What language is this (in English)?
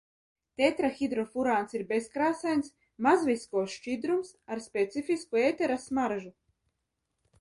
Latvian